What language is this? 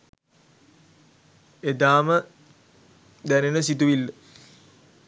Sinhala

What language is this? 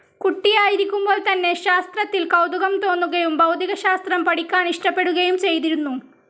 Malayalam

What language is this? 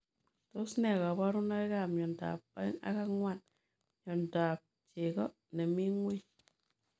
Kalenjin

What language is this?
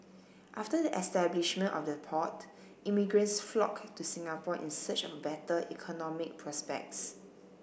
English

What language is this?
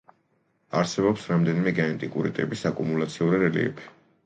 Georgian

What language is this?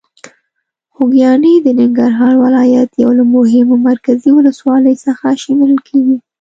Pashto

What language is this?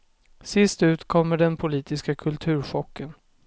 Swedish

